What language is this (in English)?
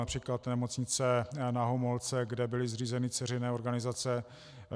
Czech